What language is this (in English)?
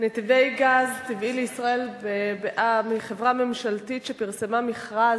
Hebrew